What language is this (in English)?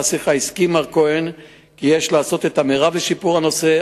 Hebrew